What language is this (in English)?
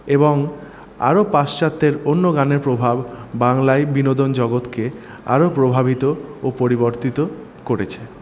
Bangla